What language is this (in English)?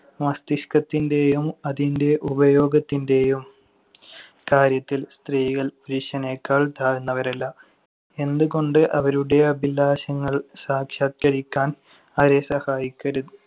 Malayalam